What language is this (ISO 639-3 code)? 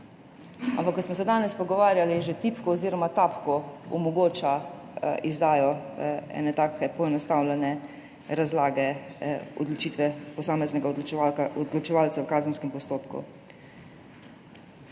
slv